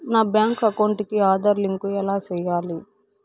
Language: Telugu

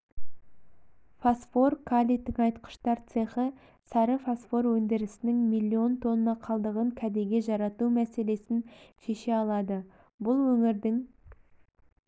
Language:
Kazakh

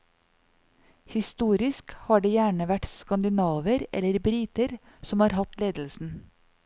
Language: Norwegian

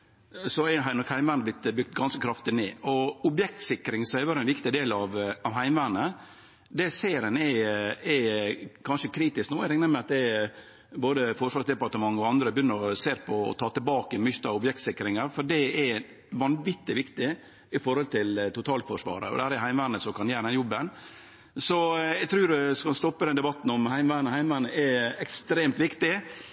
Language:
Norwegian Nynorsk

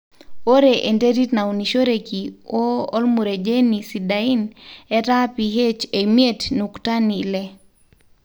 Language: Masai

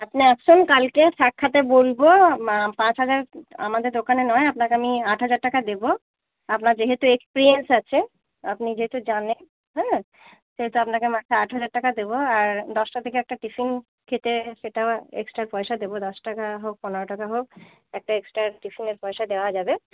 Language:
Bangla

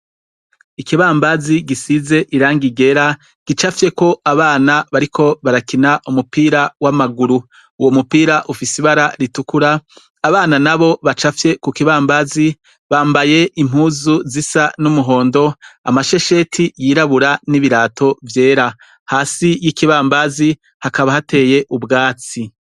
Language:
Rundi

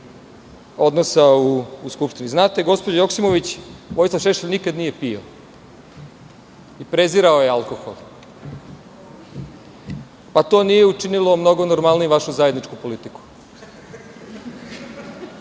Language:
Serbian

